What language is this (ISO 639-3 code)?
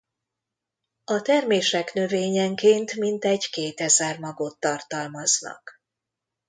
hun